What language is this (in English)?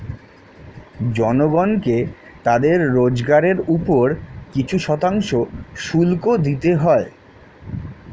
Bangla